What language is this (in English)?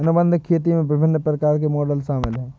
Hindi